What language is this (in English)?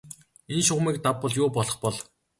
Mongolian